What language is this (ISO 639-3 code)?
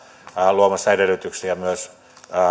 fin